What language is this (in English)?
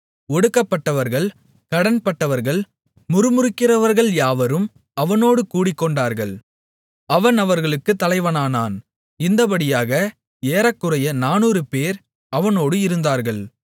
Tamil